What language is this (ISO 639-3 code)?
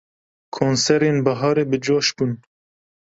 kur